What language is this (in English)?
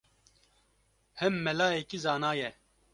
Kurdish